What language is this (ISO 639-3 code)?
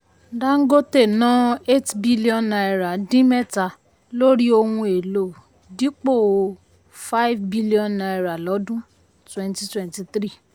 yor